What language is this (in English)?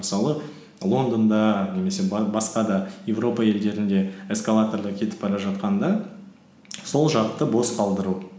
Kazakh